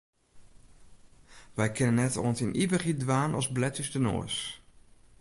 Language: Western Frisian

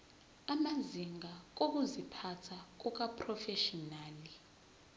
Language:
Zulu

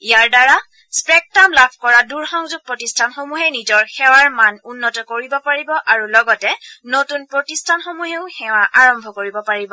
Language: Assamese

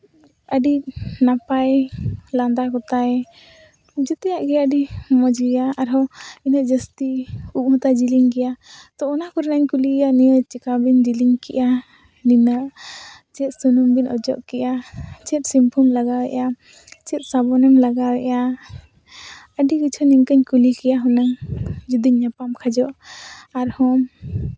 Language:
Santali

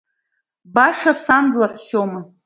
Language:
Abkhazian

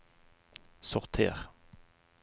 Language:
Norwegian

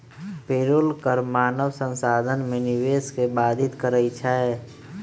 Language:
Magahi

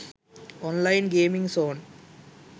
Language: Sinhala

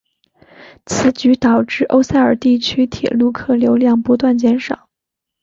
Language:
Chinese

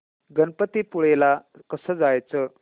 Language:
Marathi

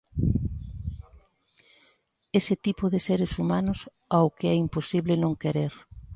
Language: Galician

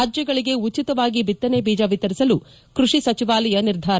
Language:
Kannada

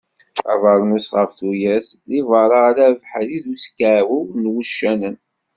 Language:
Kabyle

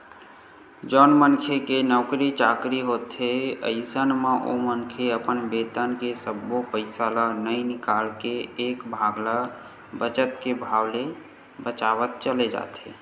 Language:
Chhattisgarhi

